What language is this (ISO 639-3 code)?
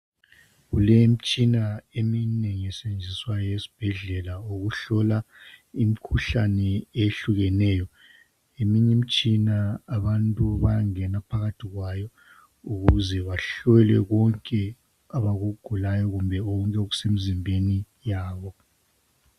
nde